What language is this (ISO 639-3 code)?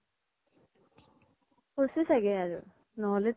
asm